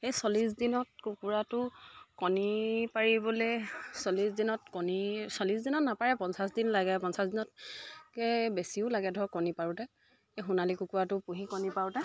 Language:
Assamese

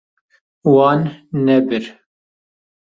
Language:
Kurdish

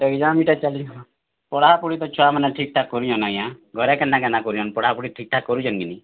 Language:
Odia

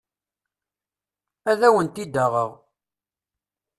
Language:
Kabyle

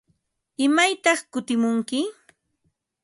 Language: Ambo-Pasco Quechua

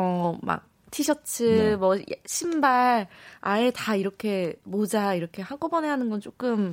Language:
Korean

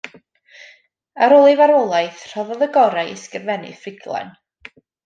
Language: Welsh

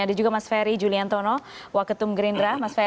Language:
Indonesian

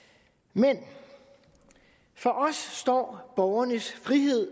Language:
Danish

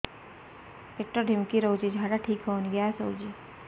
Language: Odia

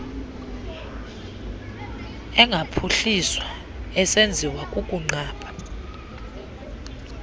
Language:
Xhosa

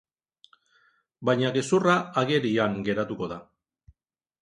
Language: Basque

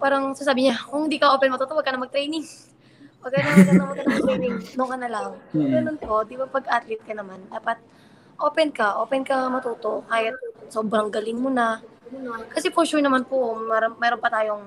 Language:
Filipino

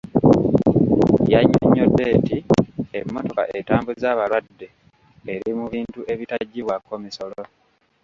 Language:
Ganda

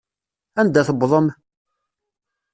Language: Kabyle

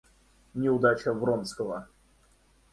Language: Russian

